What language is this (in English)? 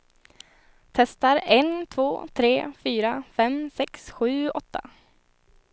Swedish